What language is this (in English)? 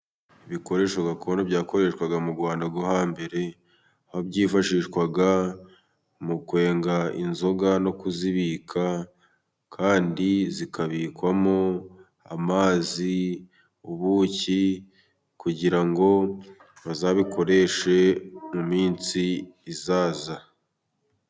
Kinyarwanda